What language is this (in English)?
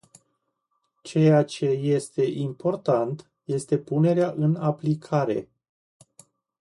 Romanian